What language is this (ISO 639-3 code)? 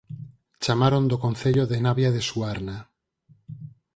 glg